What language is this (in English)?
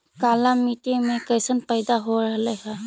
Magahi